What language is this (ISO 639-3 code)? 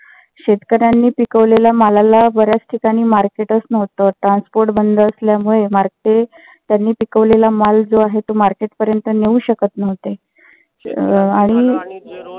mar